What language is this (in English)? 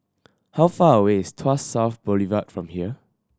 English